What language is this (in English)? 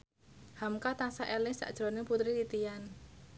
Javanese